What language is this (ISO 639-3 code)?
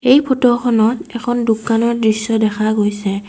asm